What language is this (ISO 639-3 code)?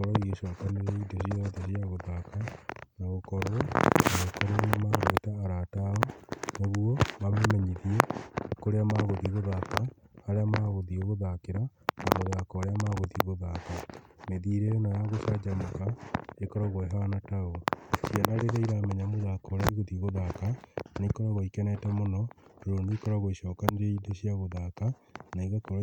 kik